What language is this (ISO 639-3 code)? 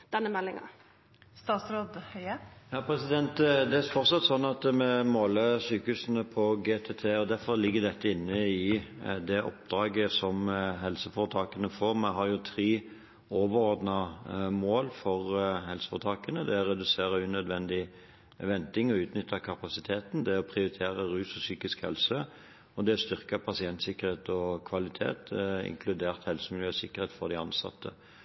nor